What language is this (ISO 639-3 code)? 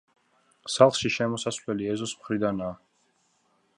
kat